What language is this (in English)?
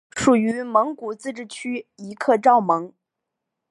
Chinese